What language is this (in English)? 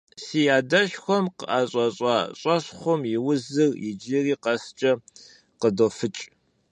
Kabardian